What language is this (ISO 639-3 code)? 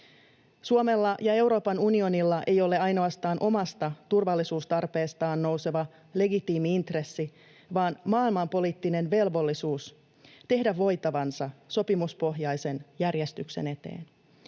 fin